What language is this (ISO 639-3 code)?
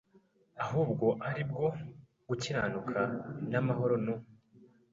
kin